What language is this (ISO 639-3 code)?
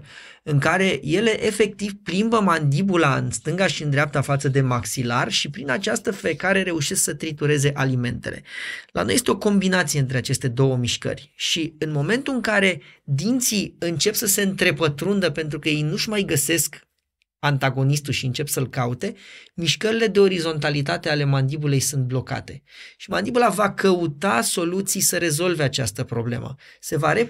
ron